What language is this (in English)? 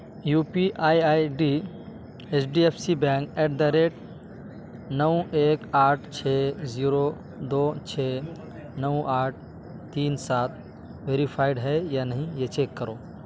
Urdu